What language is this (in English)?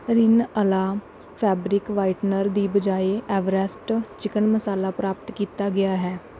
Punjabi